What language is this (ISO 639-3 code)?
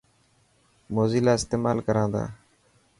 mki